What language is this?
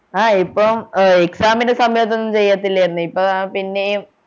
Malayalam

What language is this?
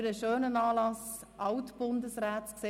Swiss German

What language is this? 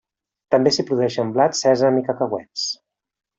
Catalan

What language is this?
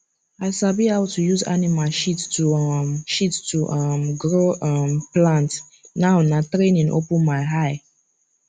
Nigerian Pidgin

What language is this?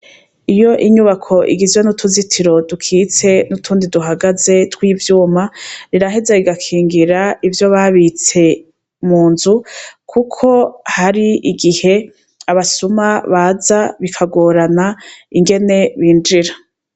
Rundi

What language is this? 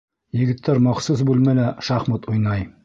Bashkir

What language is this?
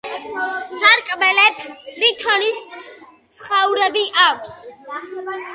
Georgian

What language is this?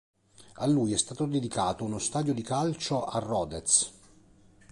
Italian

